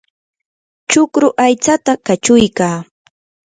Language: Yanahuanca Pasco Quechua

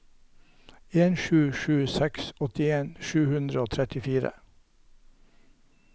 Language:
Norwegian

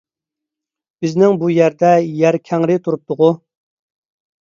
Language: Uyghur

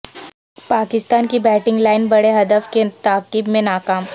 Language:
Urdu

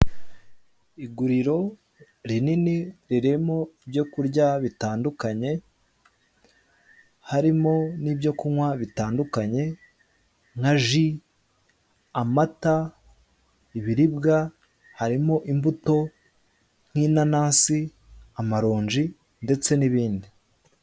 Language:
Kinyarwanda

